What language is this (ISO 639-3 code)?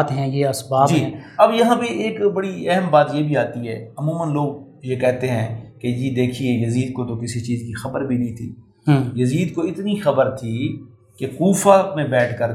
urd